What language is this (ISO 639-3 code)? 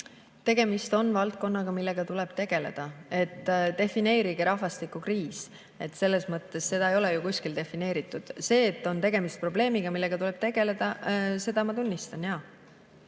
est